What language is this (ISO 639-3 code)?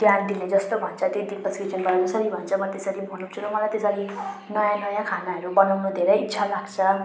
nep